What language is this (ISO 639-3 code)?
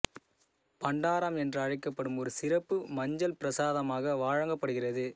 tam